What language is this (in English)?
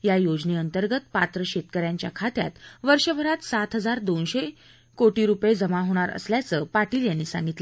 Marathi